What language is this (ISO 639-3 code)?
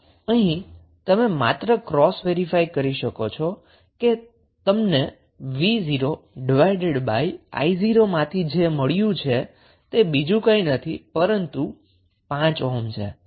guj